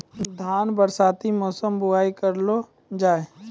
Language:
Maithili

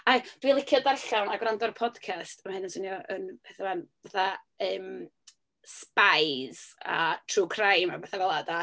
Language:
Welsh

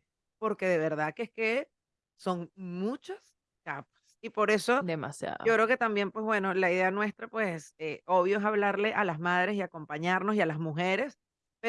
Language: Spanish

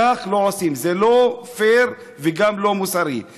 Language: Hebrew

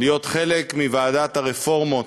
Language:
Hebrew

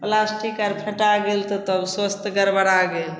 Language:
Maithili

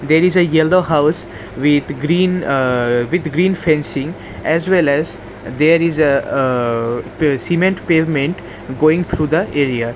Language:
English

